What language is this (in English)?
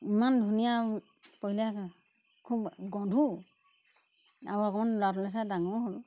Assamese